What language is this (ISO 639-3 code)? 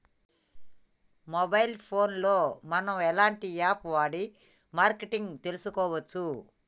tel